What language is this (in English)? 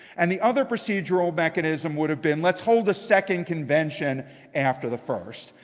English